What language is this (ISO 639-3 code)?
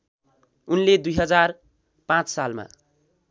nep